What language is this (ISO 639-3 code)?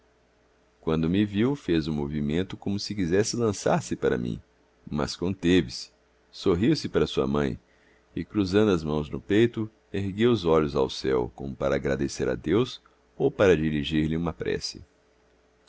por